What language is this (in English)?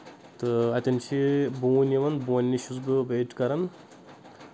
Kashmiri